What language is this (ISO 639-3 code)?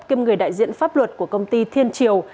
vie